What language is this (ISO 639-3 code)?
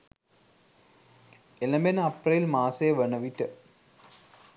sin